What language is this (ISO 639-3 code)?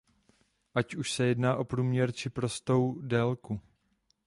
ces